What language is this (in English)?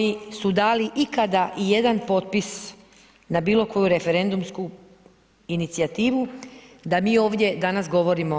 Croatian